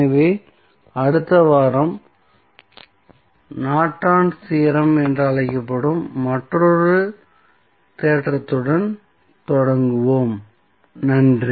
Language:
Tamil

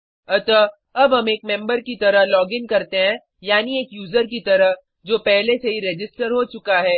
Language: Hindi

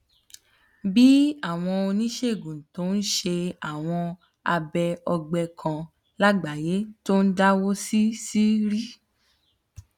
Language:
Yoruba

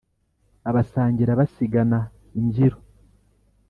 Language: Kinyarwanda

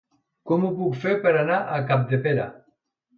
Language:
Catalan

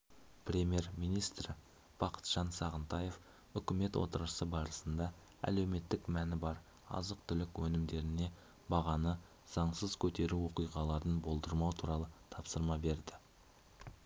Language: Kazakh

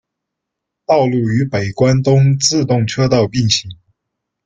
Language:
Chinese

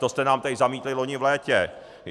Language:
Czech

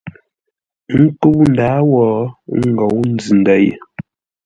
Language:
Ngombale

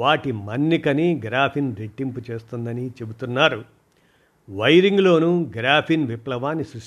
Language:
Telugu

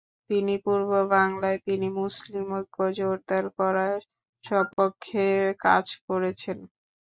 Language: Bangla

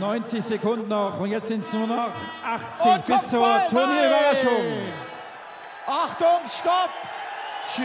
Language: German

